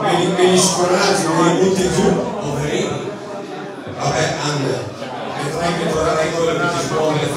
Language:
Italian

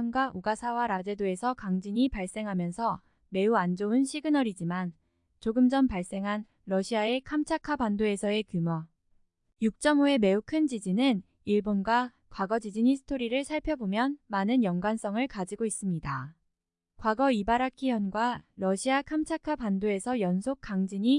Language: Korean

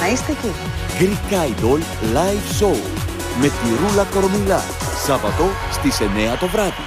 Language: Greek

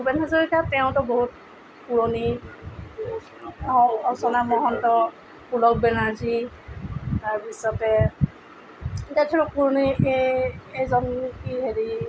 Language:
Assamese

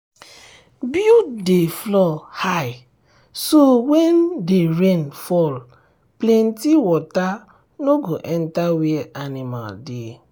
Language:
Nigerian Pidgin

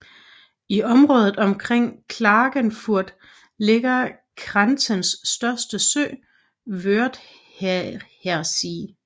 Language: Danish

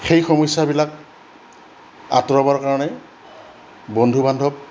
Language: Assamese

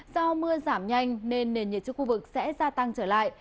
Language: Vietnamese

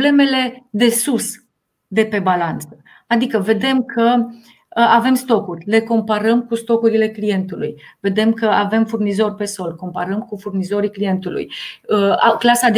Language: Romanian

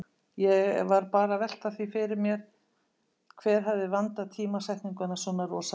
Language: Icelandic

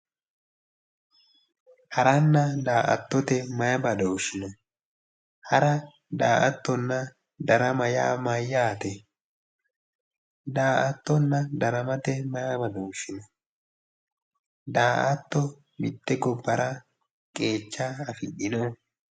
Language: Sidamo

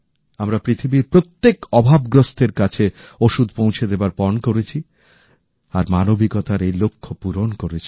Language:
Bangla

